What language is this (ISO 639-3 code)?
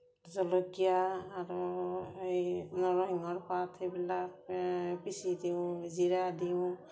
asm